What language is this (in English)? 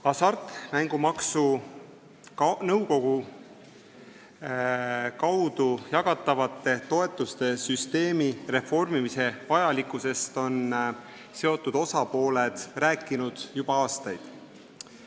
Estonian